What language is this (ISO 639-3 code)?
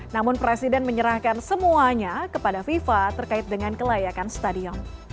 ind